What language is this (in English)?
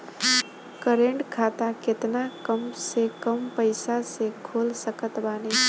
Bhojpuri